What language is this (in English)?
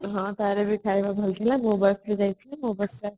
Odia